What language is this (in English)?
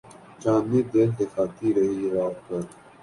Urdu